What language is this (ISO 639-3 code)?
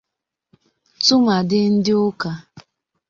ibo